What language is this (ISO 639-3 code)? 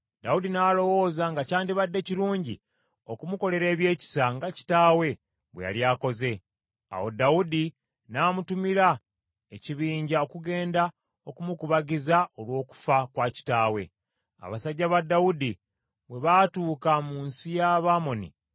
lug